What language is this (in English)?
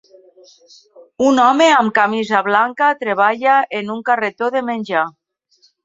Catalan